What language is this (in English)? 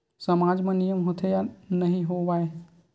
Chhattisgarhi